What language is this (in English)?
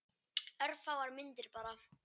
Icelandic